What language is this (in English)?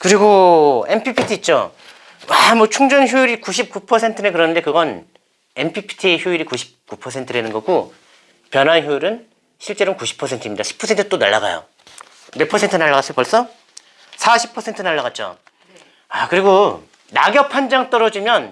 Korean